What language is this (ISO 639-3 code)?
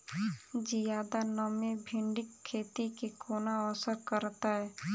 mai